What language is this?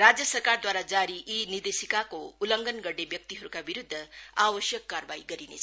Nepali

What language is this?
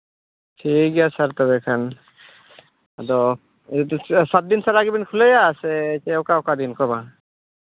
Santali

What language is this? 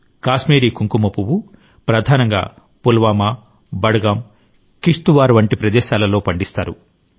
Telugu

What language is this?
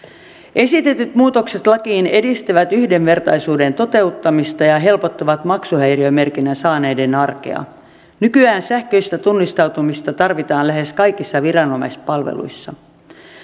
Finnish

